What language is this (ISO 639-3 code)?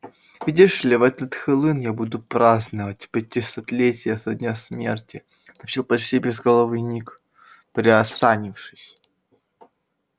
rus